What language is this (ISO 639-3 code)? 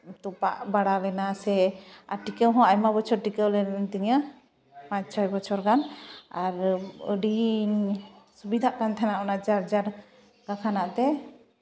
sat